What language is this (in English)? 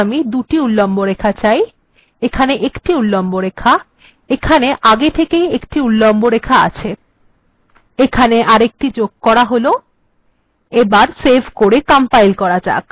Bangla